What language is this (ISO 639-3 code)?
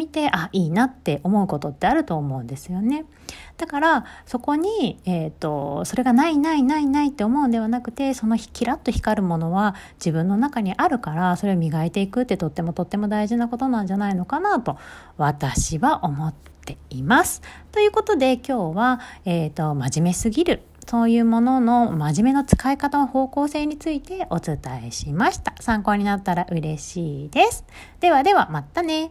jpn